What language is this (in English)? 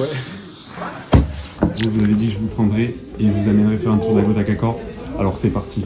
French